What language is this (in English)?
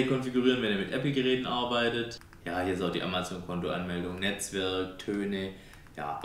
German